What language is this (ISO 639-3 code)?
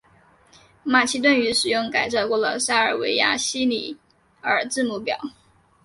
zho